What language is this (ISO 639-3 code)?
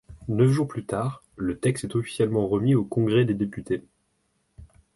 fra